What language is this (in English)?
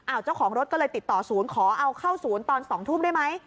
Thai